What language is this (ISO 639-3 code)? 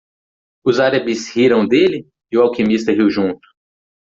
por